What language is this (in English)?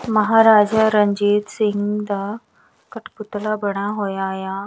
Punjabi